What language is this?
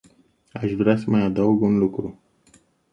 Romanian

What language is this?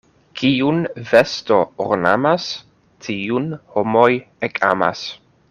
Esperanto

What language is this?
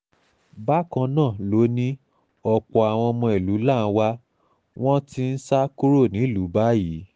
Yoruba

